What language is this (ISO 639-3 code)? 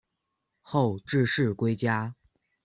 zho